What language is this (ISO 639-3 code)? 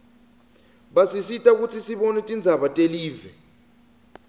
ssw